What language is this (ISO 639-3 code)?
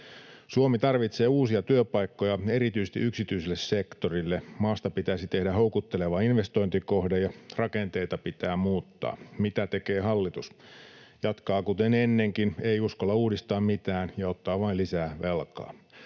fin